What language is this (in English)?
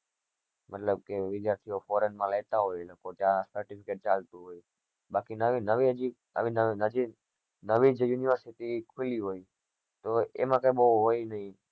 Gujarati